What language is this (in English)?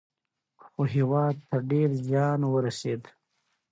Pashto